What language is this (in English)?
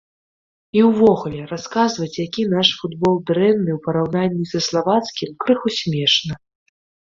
Belarusian